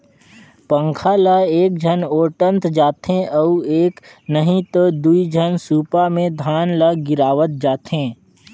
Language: Chhattisgarhi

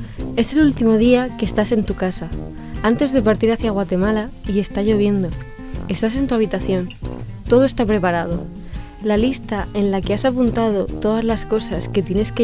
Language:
Spanish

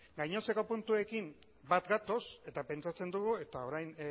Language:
Basque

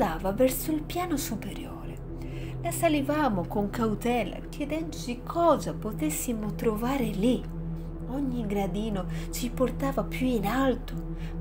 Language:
Italian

